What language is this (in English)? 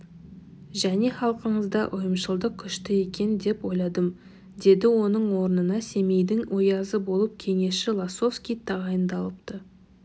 Kazakh